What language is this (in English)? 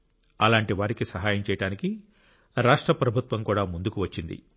Telugu